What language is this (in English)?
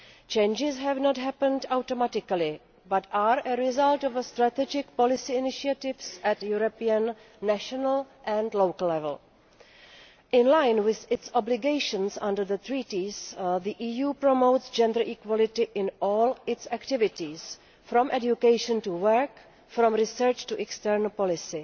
English